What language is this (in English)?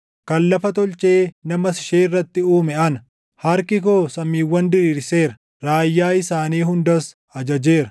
Oromo